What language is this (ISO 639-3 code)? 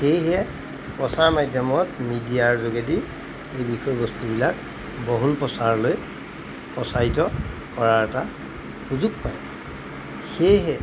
asm